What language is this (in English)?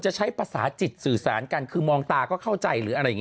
Thai